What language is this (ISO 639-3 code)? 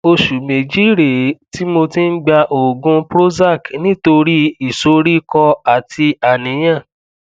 yor